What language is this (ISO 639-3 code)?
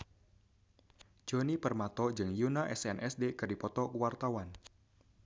sun